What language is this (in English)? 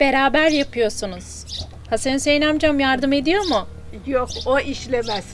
Turkish